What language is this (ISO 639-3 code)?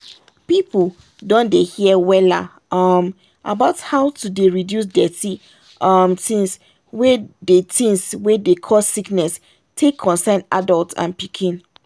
pcm